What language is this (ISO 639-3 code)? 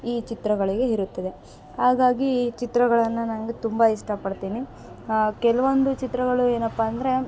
kan